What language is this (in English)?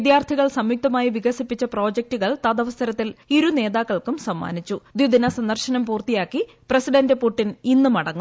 Malayalam